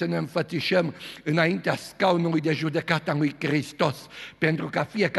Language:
Romanian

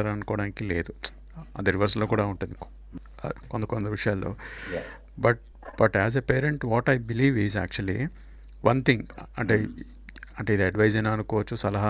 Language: Telugu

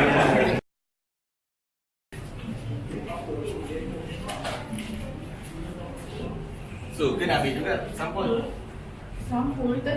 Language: Malay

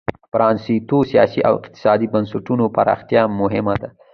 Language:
Pashto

